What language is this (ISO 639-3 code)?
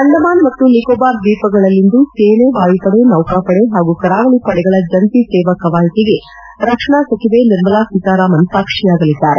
kan